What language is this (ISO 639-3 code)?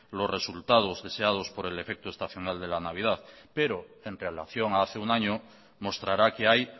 spa